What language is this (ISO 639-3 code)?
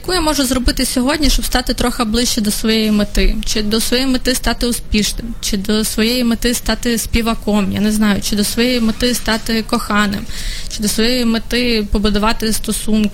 ukr